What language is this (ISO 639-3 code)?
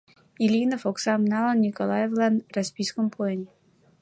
chm